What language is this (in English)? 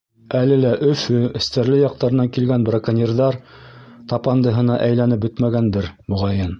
Bashkir